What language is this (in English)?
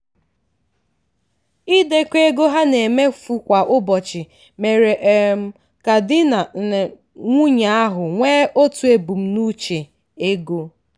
Igbo